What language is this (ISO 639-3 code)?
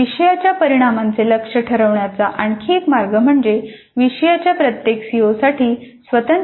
mar